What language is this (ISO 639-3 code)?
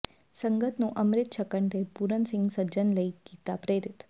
pan